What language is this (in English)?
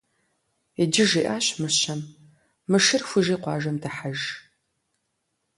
Kabardian